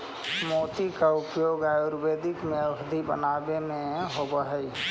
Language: Magahi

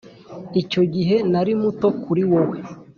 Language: Kinyarwanda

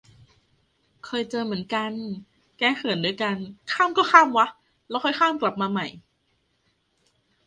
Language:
Thai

